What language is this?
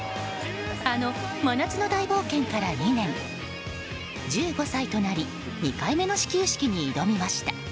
Japanese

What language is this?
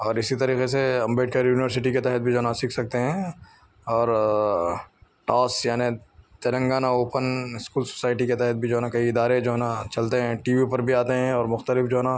Urdu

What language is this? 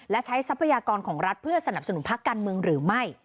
Thai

